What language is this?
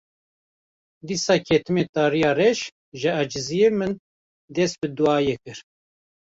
Kurdish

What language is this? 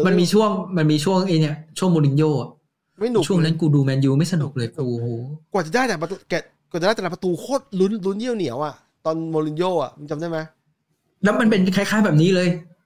Thai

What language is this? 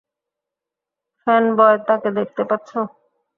Bangla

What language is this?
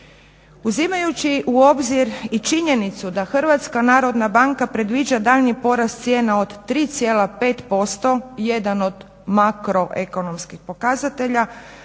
Croatian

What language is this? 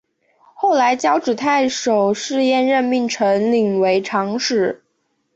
Chinese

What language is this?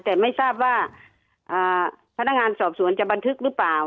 Thai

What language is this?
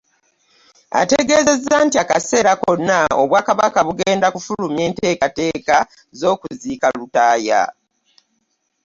Ganda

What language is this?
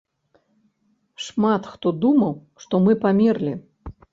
Belarusian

